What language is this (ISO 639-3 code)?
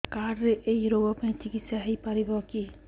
ori